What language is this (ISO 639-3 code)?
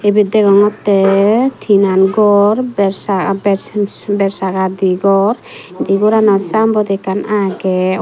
ccp